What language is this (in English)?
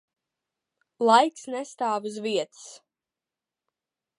Latvian